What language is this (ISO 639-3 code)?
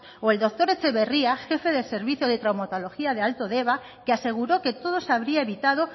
spa